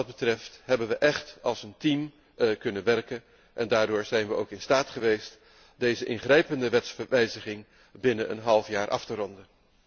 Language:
Dutch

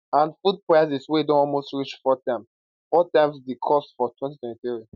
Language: Nigerian Pidgin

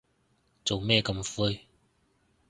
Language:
Cantonese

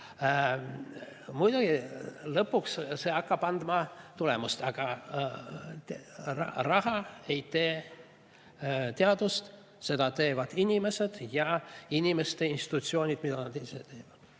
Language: Estonian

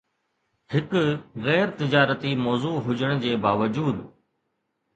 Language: Sindhi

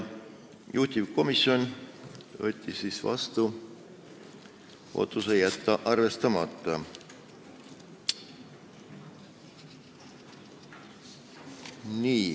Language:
Estonian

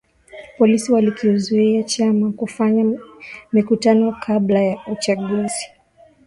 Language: Swahili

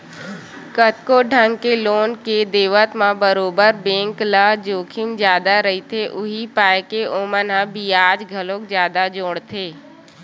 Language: Chhattisgarhi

